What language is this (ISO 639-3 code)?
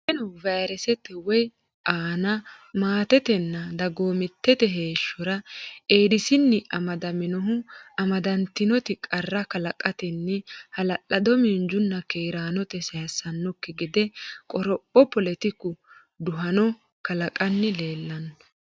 sid